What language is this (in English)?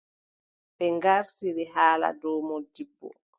Adamawa Fulfulde